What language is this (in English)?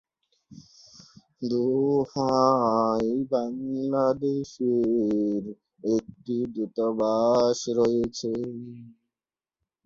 Bangla